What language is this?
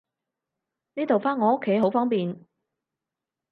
Cantonese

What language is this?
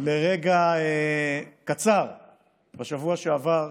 Hebrew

